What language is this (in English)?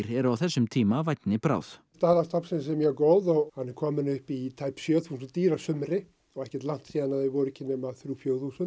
Icelandic